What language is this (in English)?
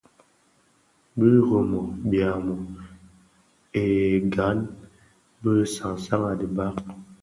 Bafia